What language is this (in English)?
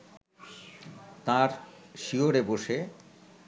Bangla